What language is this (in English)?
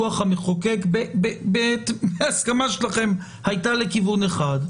Hebrew